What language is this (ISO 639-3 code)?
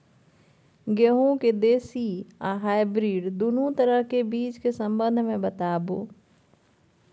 mai